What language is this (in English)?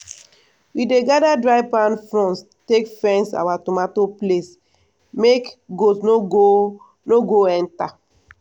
Nigerian Pidgin